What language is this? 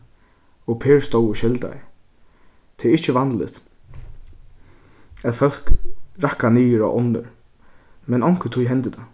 Faroese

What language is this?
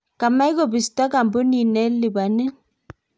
Kalenjin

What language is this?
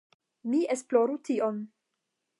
Esperanto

